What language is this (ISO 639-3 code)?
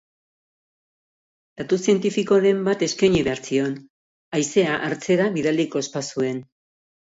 eus